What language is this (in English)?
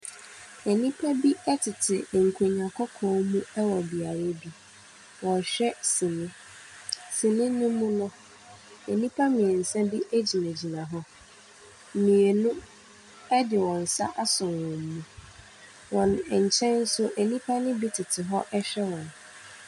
Akan